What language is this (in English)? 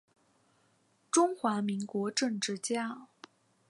Chinese